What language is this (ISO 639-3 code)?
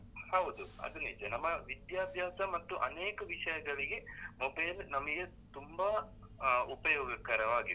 kan